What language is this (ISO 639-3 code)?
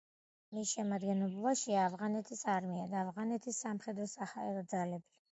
kat